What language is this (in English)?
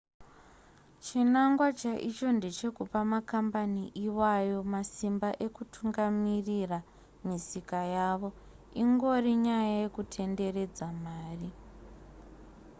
Shona